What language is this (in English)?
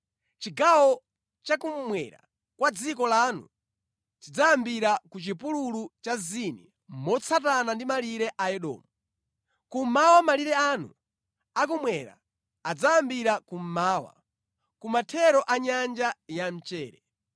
Nyanja